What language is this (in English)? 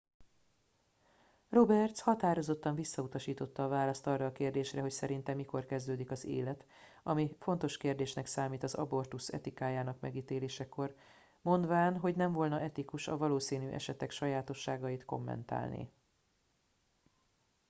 Hungarian